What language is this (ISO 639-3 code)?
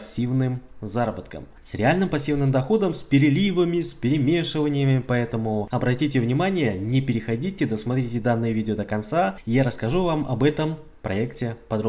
rus